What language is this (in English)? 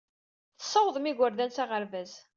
Kabyle